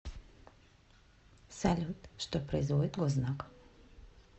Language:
Russian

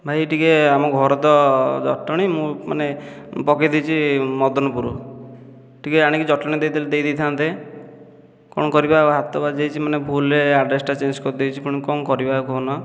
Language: Odia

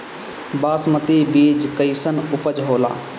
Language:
Bhojpuri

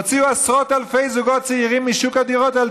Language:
Hebrew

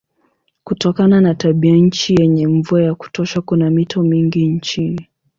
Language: Swahili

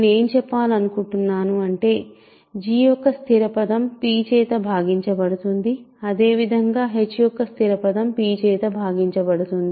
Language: Telugu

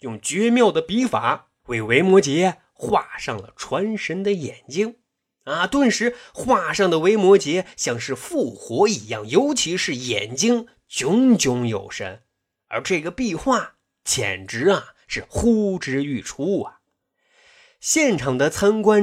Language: Chinese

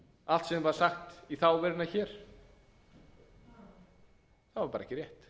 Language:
Icelandic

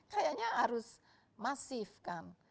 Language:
Indonesian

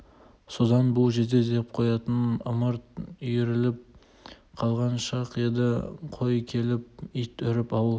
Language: Kazakh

